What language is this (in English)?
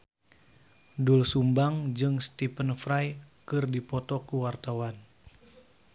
Sundanese